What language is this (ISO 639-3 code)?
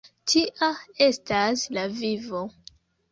epo